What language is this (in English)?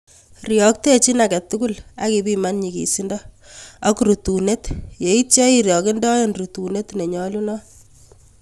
Kalenjin